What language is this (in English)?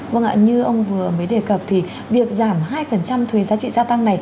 Vietnamese